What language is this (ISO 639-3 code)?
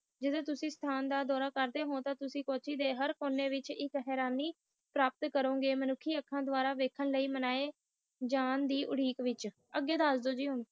pan